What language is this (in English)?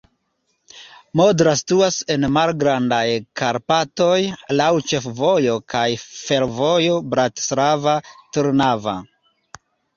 Esperanto